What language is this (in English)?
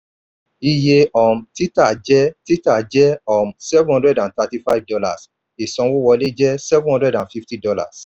Yoruba